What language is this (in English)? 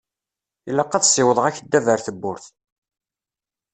Kabyle